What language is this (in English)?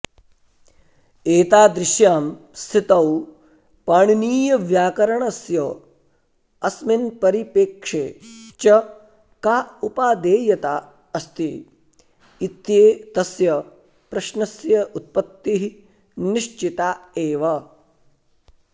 Sanskrit